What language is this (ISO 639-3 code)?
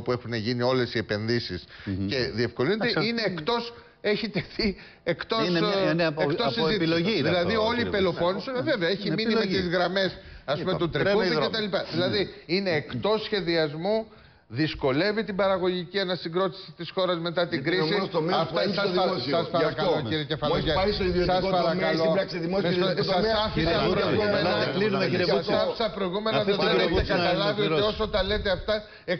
ell